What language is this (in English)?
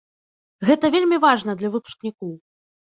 Belarusian